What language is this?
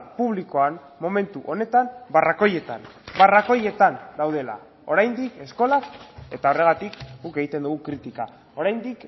Basque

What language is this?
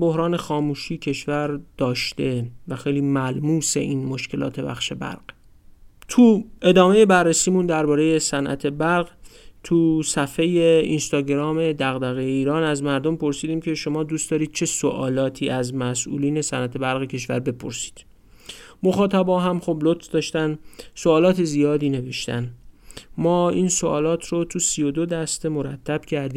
Persian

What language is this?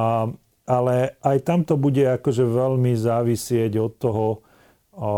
Slovak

